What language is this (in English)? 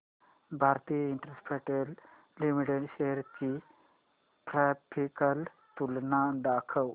Marathi